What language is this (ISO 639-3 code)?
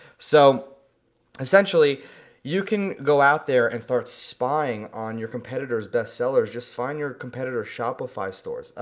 eng